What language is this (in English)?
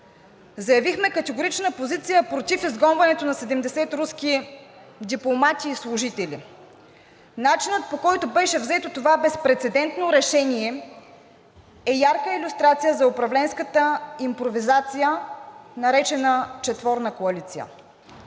Bulgarian